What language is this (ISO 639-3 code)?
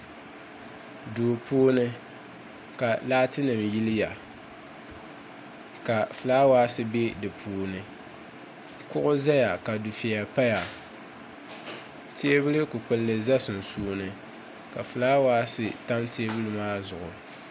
dag